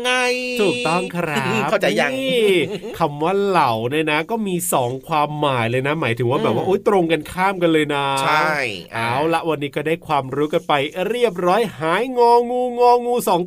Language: Thai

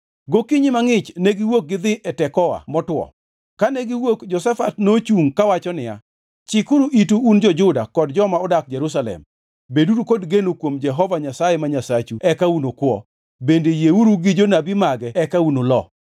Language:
Luo (Kenya and Tanzania)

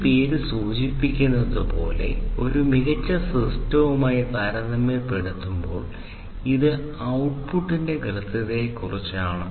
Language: Malayalam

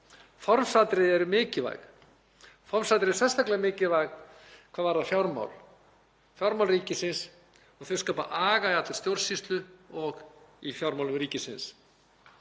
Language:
Icelandic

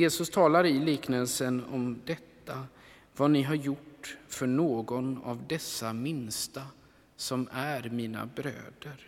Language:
Swedish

